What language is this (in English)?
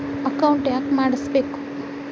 Kannada